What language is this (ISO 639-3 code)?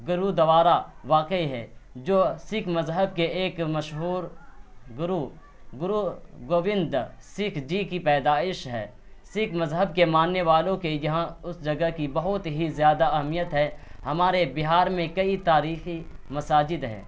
urd